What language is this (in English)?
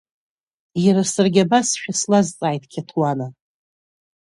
Abkhazian